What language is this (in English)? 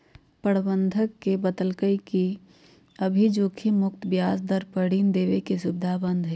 Magahi